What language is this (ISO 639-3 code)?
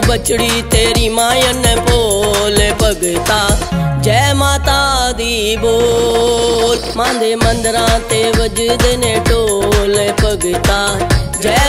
hin